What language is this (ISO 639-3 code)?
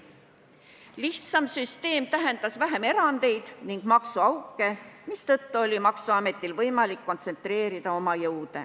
est